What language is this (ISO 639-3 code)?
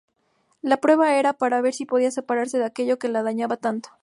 spa